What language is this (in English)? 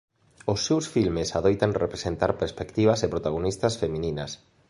Galician